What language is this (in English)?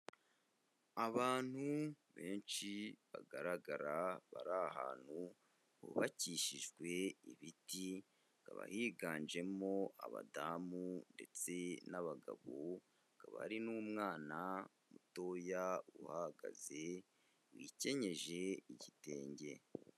Kinyarwanda